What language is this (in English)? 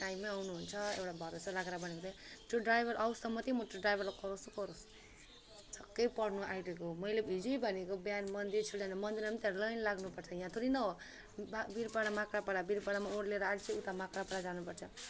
Nepali